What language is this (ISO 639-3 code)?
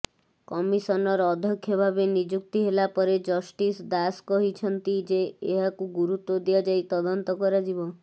ori